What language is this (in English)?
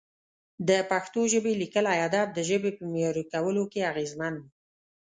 Pashto